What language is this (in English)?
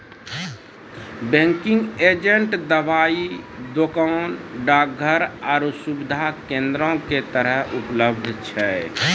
Maithili